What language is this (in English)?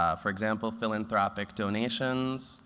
English